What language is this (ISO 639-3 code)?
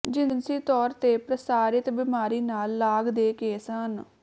pan